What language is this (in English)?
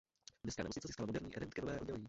Czech